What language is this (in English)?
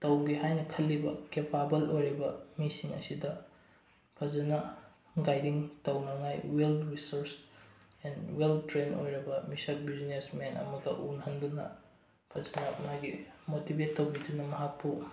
Manipuri